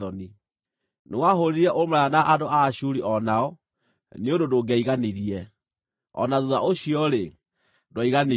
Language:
Kikuyu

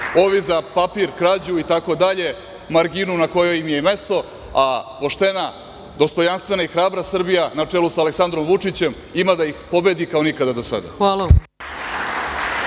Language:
Serbian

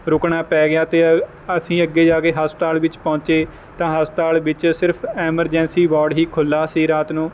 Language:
Punjabi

